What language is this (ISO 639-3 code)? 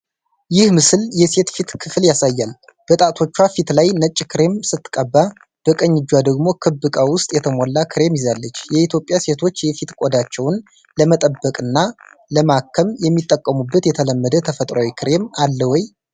amh